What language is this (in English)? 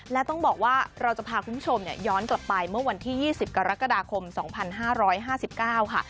Thai